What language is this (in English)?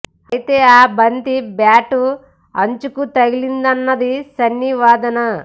Telugu